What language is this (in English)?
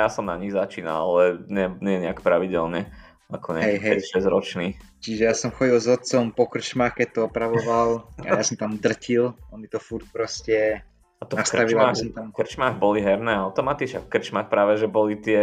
Slovak